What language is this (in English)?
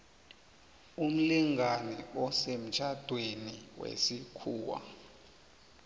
South Ndebele